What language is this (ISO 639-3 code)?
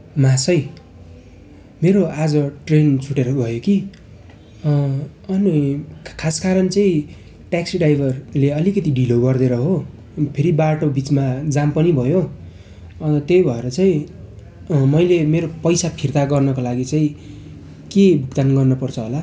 nep